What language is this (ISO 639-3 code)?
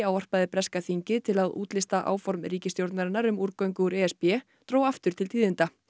isl